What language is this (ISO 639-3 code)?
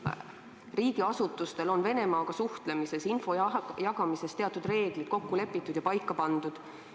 est